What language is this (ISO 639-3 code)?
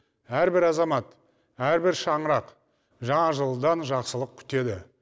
kaz